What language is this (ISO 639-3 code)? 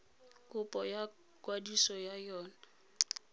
tsn